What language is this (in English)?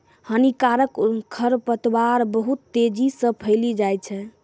Maithili